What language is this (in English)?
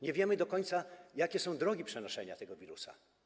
Polish